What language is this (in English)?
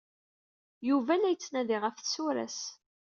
Kabyle